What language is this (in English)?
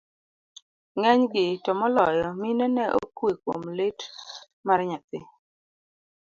Luo (Kenya and Tanzania)